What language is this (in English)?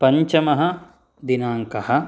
Sanskrit